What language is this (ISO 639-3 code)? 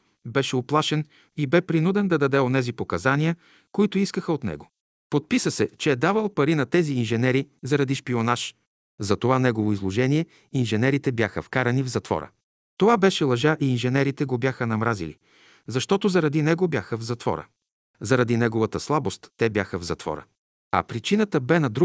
bul